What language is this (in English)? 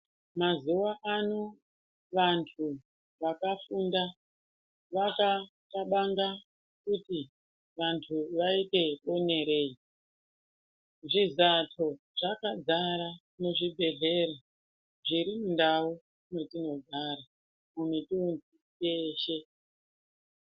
Ndau